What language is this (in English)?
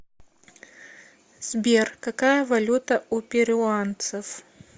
Russian